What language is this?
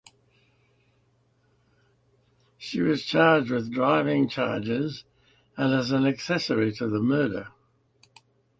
English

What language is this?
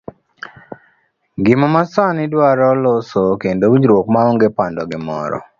Luo (Kenya and Tanzania)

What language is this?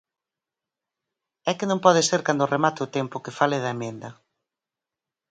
Galician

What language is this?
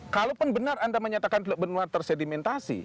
Indonesian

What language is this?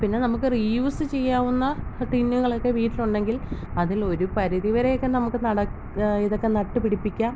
Malayalam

